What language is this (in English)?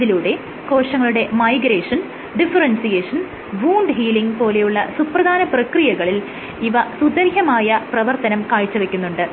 Malayalam